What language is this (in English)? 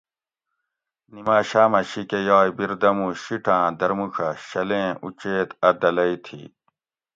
Gawri